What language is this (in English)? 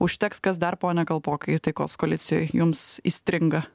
Lithuanian